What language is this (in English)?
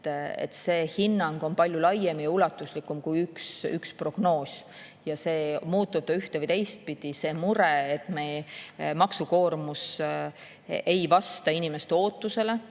Estonian